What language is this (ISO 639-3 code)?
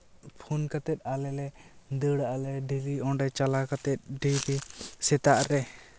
sat